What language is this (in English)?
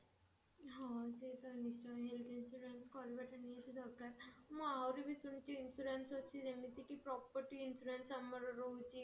Odia